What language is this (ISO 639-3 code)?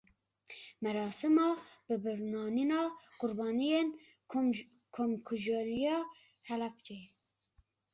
kur